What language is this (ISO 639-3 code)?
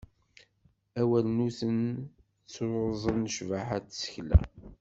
kab